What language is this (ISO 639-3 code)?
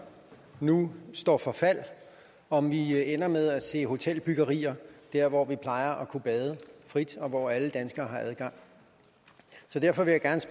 dan